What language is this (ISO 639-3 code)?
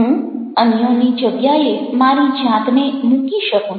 guj